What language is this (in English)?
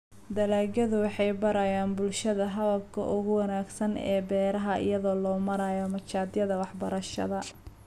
Somali